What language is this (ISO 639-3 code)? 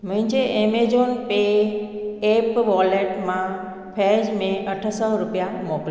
snd